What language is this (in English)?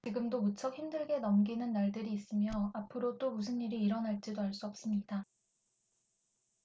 Korean